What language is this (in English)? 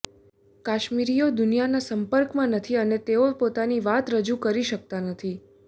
Gujarati